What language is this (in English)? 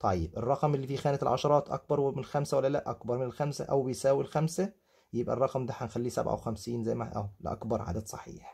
Arabic